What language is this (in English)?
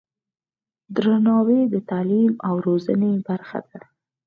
Pashto